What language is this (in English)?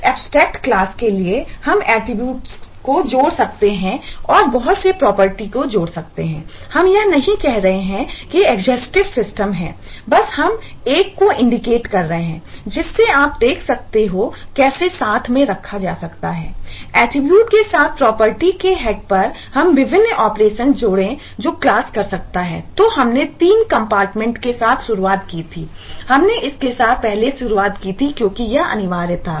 Hindi